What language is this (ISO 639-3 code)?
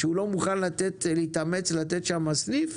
heb